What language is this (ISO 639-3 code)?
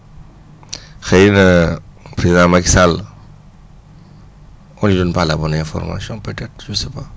wol